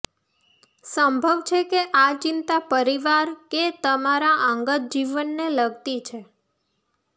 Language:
Gujarati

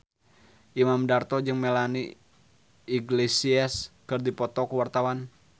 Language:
Sundanese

